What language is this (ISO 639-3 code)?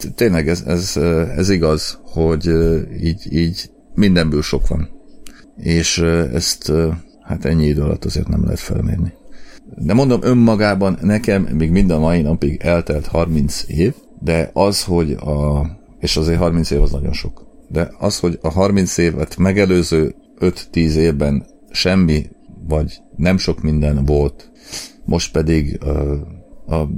hun